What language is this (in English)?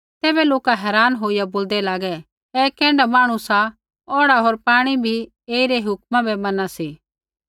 Kullu Pahari